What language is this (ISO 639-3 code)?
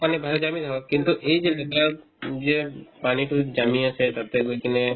asm